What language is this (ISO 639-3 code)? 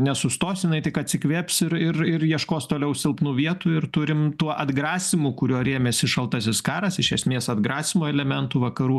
lit